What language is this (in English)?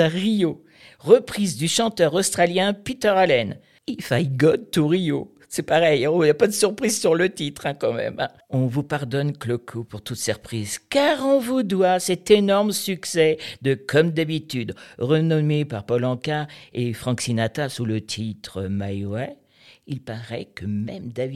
French